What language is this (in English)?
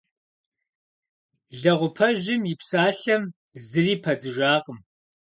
Kabardian